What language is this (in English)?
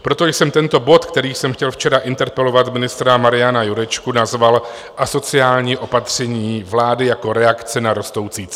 Czech